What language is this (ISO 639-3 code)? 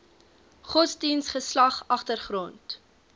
afr